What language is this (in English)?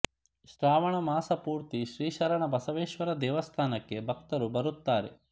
Kannada